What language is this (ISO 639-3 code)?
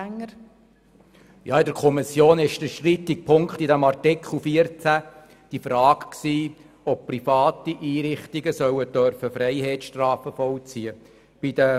gsw